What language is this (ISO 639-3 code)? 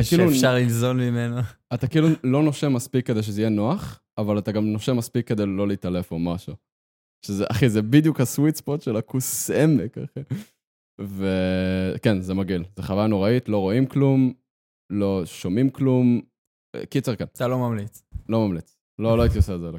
heb